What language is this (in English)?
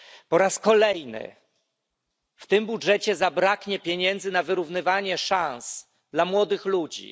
Polish